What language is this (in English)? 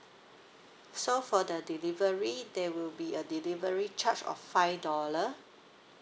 English